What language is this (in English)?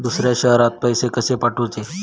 Marathi